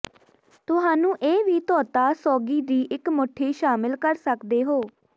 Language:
Punjabi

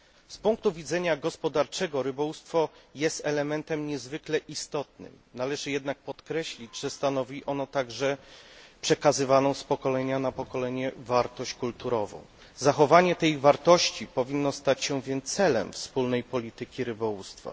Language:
Polish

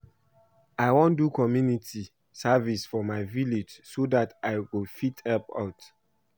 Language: Nigerian Pidgin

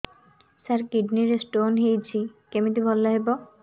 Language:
Odia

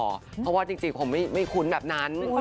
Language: Thai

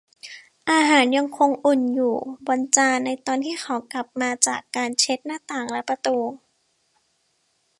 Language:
Thai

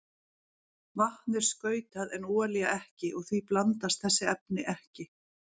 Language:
Icelandic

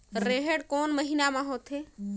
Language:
Chhattisgarhi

